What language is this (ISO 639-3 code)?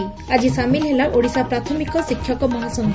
ori